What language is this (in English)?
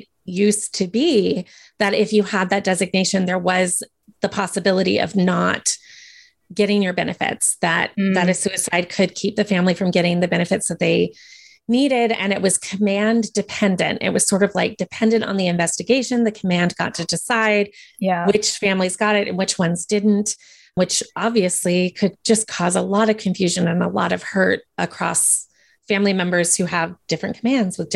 English